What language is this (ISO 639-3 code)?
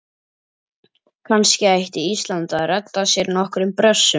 isl